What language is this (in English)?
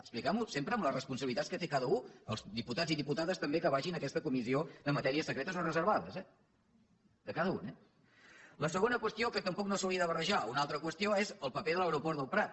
Catalan